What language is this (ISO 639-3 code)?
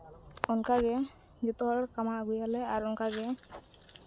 sat